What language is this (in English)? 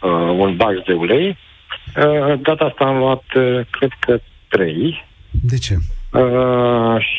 Romanian